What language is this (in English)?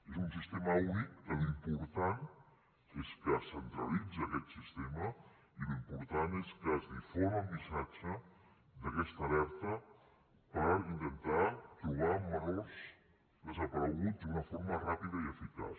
Catalan